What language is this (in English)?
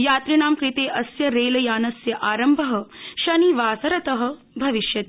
Sanskrit